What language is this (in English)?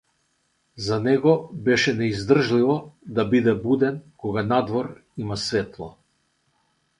Macedonian